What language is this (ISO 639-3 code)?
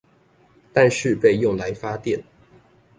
zho